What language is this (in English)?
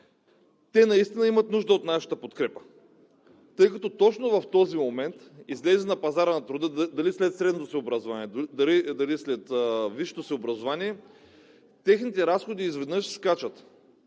Bulgarian